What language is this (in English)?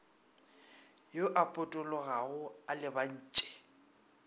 Northern Sotho